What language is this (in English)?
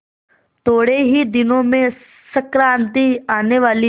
Hindi